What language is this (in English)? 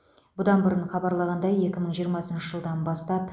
Kazakh